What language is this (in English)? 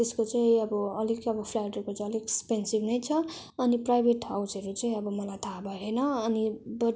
Nepali